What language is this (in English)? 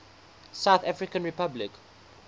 English